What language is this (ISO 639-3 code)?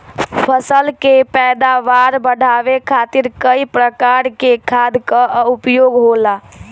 bho